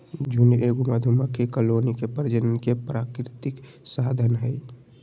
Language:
Magahi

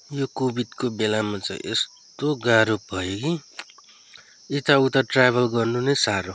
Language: Nepali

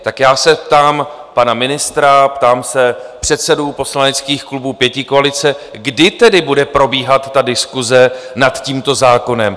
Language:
Czech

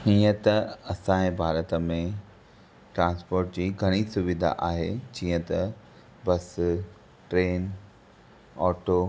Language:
Sindhi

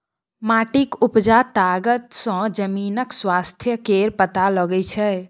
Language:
Maithili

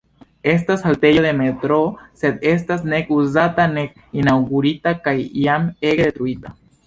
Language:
Esperanto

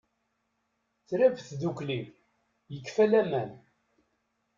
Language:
Kabyle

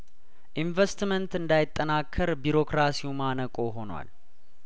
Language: Amharic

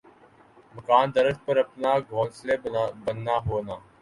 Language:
Urdu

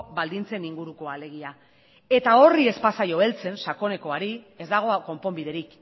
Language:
Basque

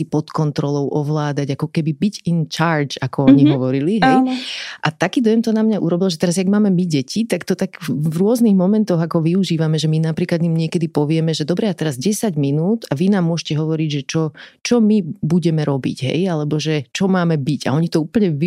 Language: Slovak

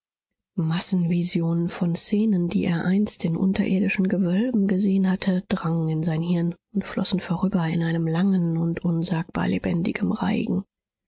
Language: German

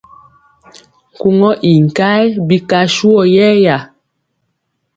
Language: Mpiemo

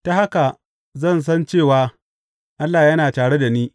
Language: Hausa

